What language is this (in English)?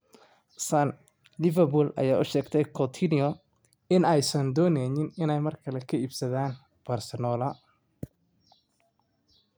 Somali